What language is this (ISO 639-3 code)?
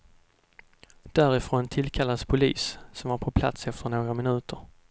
swe